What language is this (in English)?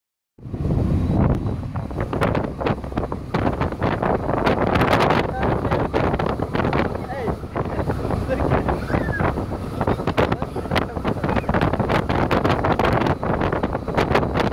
Hungarian